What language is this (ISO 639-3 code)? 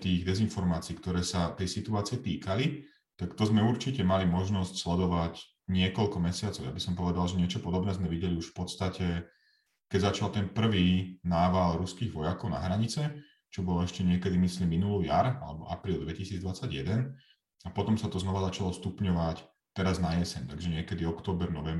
slk